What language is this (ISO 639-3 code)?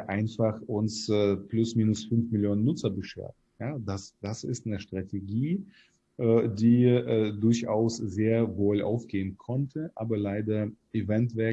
deu